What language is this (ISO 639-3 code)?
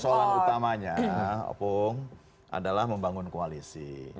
ind